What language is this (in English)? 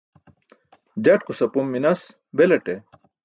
Burushaski